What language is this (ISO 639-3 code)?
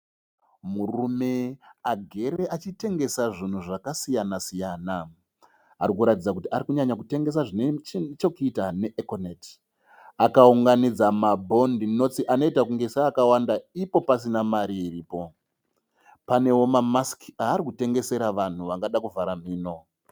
sna